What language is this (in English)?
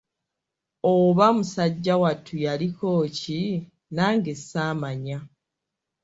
Ganda